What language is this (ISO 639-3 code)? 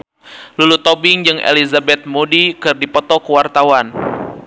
sun